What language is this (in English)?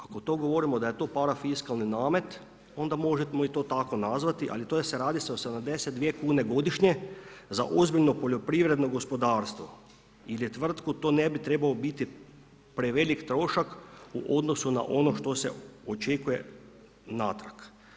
Croatian